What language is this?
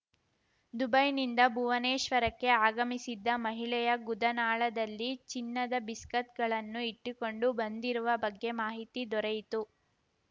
Kannada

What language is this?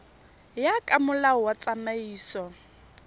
Tswana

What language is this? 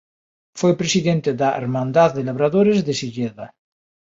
Galician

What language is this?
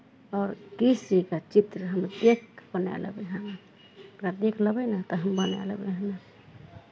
Maithili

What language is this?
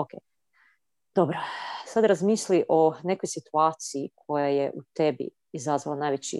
Croatian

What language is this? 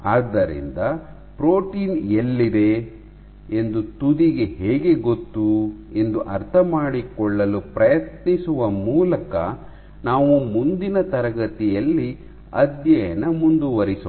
Kannada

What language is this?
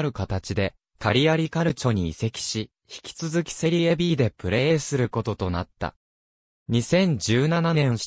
Japanese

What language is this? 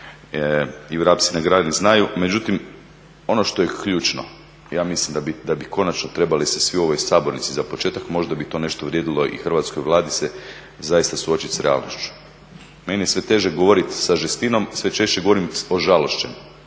Croatian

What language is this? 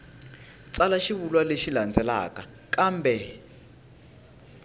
Tsonga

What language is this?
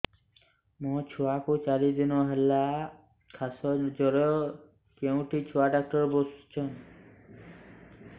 Odia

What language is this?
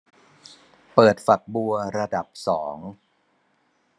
Thai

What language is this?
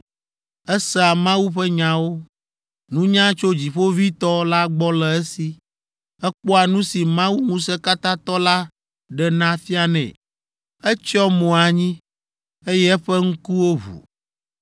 Ewe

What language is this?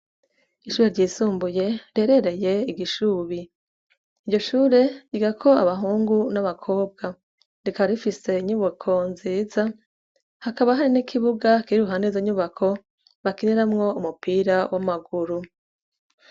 Rundi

